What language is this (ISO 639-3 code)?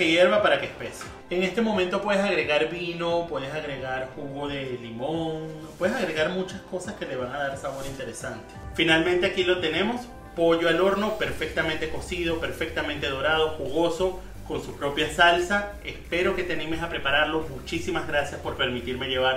spa